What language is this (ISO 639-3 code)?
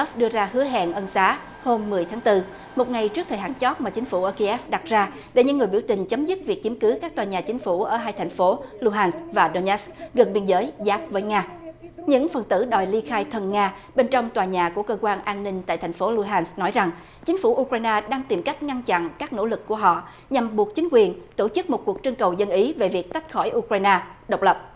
vie